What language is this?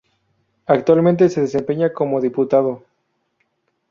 Spanish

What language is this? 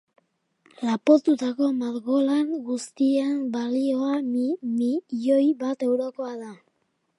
Basque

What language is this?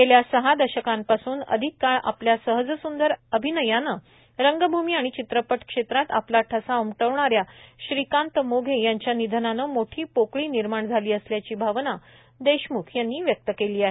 Marathi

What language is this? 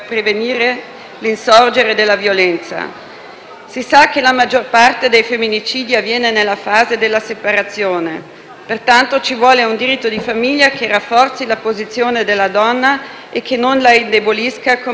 Italian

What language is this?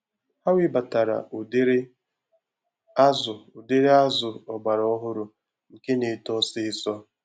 Igbo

